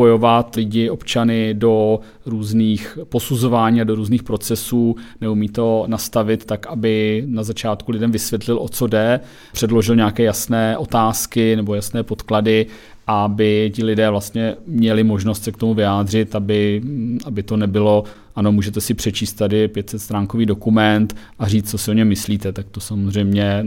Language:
Czech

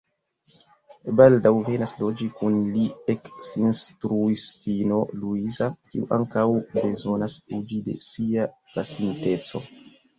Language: Esperanto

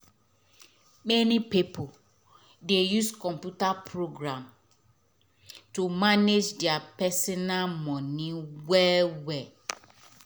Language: Nigerian Pidgin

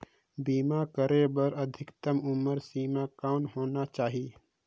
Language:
Chhattisgarhi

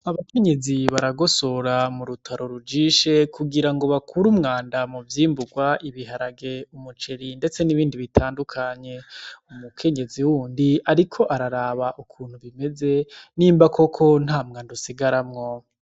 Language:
Rundi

